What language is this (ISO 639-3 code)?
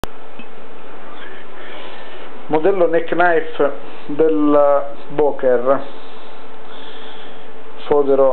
ita